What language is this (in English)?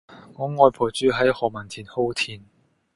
Cantonese